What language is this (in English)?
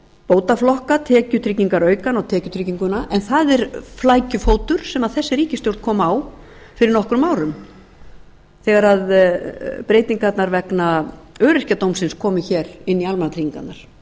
Icelandic